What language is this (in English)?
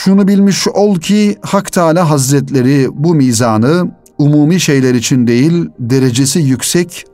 Turkish